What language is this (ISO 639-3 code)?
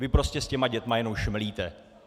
ces